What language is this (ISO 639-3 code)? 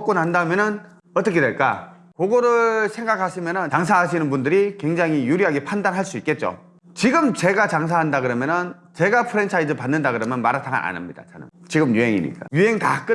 kor